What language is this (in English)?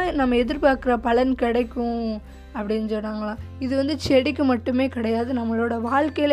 Tamil